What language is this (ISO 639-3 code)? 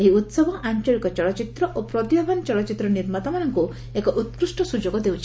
ori